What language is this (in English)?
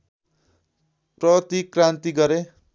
Nepali